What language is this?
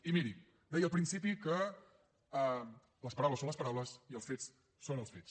Catalan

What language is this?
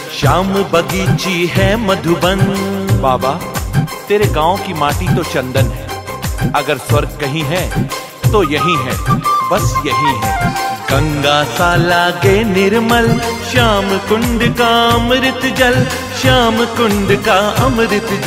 Hindi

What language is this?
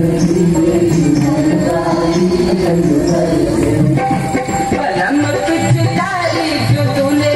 English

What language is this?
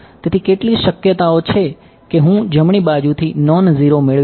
Gujarati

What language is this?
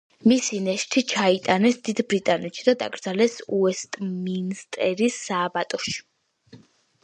Georgian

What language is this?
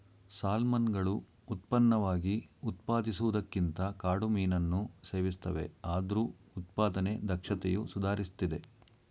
Kannada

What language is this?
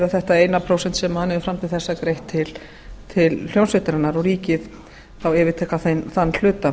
Icelandic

